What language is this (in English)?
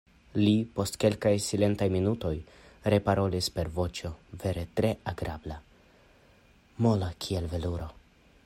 Esperanto